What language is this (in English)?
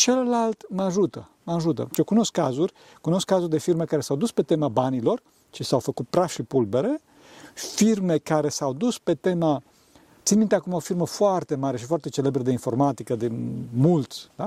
Romanian